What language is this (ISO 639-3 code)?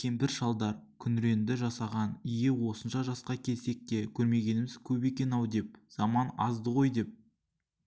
kaz